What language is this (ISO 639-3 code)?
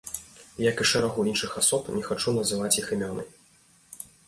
bel